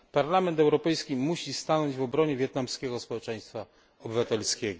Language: Polish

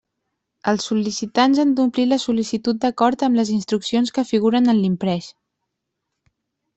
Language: Catalan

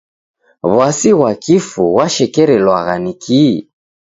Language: Taita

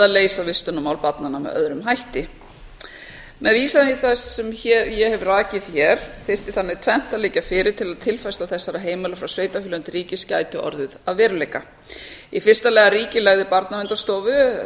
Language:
Icelandic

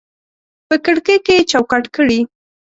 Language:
Pashto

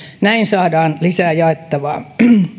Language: Finnish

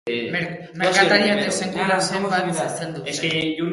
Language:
Basque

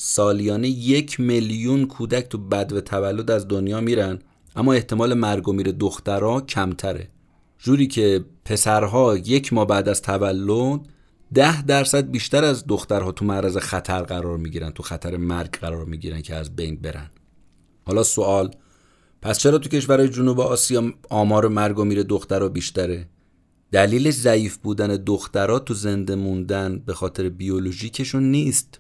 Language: Persian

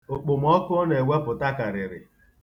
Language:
Igbo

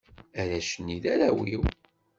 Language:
Kabyle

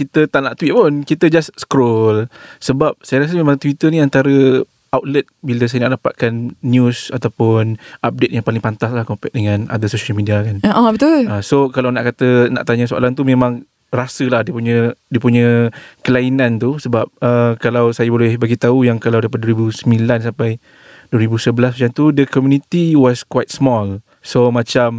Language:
Malay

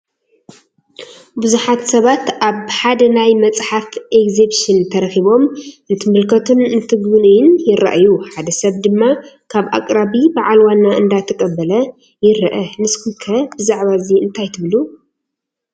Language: Tigrinya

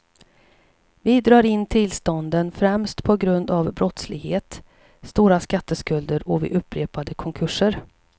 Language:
Swedish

